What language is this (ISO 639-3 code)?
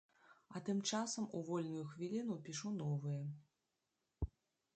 bel